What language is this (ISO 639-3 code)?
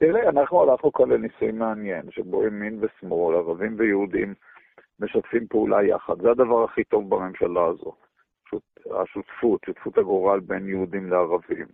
heb